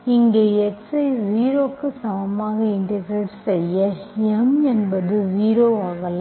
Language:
Tamil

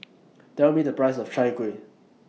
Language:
English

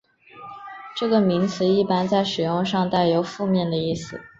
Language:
Chinese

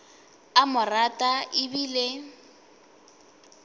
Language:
Northern Sotho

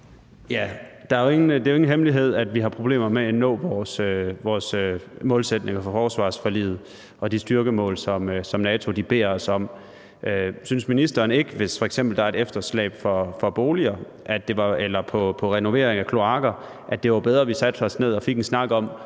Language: Danish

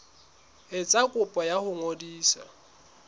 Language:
Southern Sotho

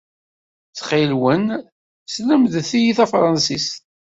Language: Kabyle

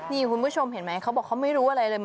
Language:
Thai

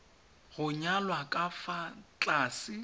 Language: Tswana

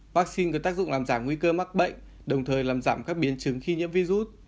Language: Vietnamese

